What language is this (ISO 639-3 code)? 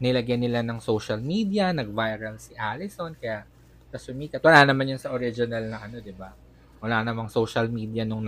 fil